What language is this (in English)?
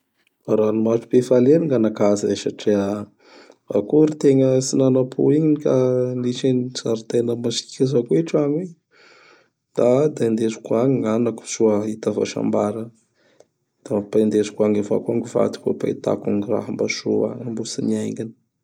Bara Malagasy